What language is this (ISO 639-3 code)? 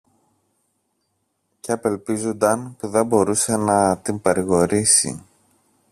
ell